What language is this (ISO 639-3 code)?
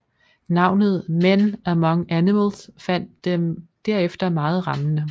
dan